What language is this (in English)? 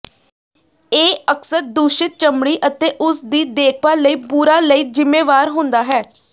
Punjabi